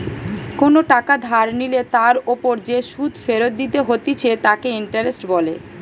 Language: Bangla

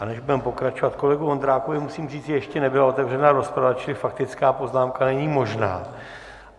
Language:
Czech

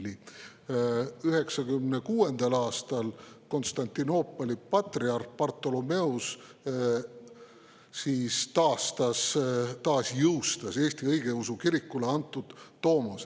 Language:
Estonian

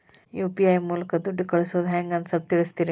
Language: Kannada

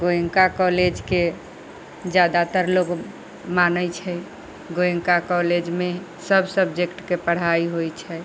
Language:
Maithili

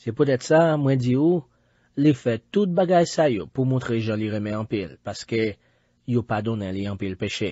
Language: French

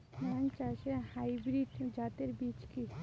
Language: Bangla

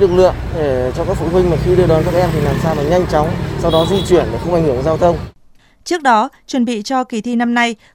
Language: Vietnamese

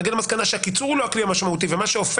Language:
Hebrew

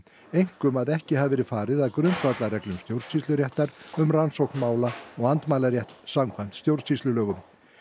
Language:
Icelandic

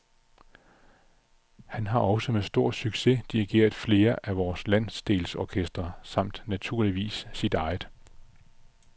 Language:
Danish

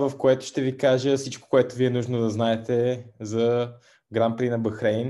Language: Bulgarian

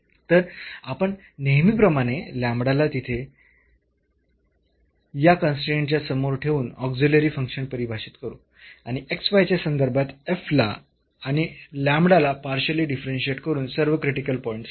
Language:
Marathi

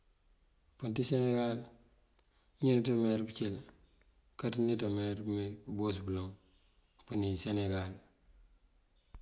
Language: Mandjak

